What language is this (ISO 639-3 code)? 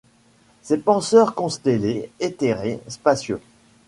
fra